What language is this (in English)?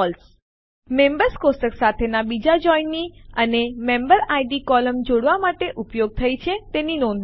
Gujarati